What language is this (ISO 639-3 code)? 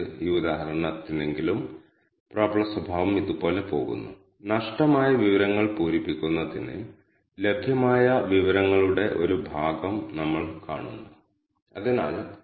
mal